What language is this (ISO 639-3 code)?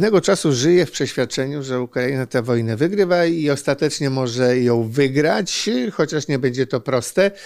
pol